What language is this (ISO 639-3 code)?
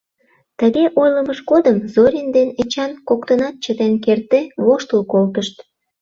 chm